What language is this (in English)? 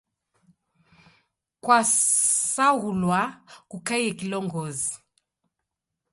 Taita